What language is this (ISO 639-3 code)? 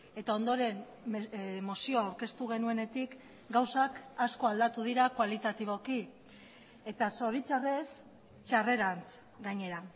eus